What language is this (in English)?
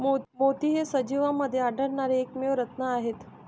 Marathi